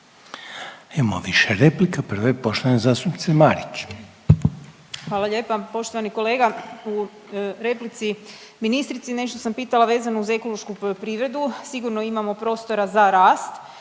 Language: Croatian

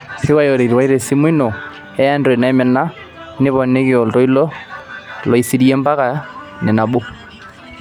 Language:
Masai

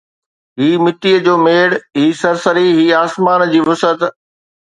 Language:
Sindhi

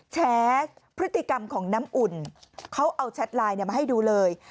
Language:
Thai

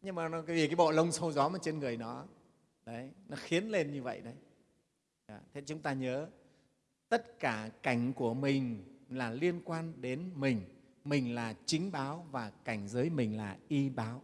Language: Vietnamese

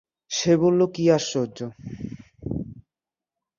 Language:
Bangla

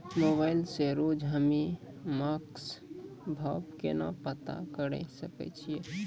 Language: Maithili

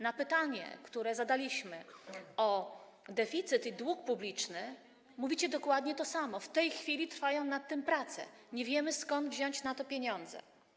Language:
Polish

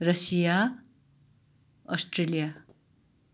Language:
Nepali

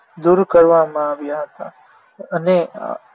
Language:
Gujarati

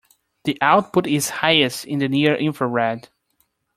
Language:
English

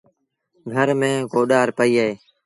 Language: Sindhi Bhil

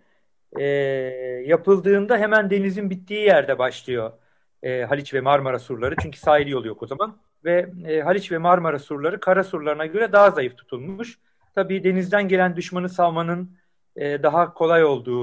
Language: Turkish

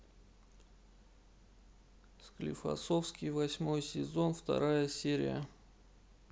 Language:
Russian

